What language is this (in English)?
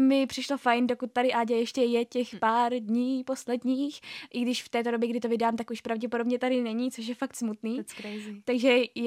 Czech